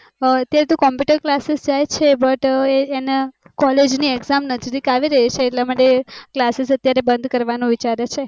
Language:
Gujarati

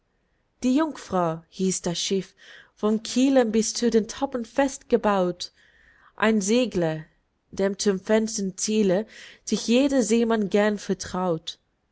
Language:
German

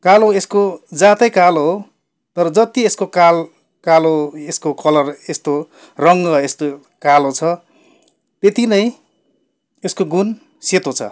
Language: Nepali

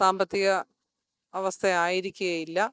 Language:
Malayalam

